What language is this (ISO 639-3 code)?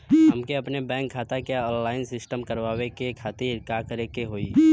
bho